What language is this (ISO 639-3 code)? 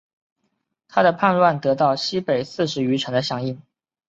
zho